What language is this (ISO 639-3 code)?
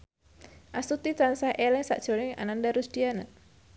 jav